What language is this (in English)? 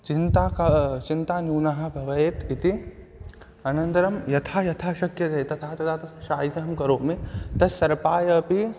Sanskrit